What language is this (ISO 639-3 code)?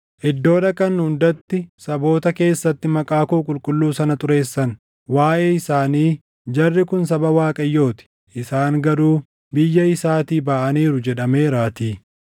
orm